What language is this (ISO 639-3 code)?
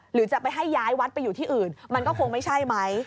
tha